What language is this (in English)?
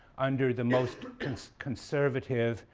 English